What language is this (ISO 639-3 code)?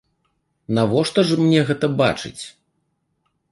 bel